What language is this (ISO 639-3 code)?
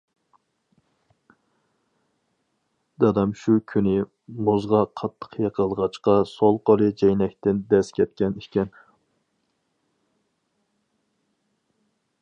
uig